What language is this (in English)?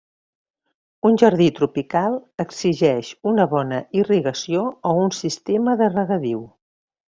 Catalan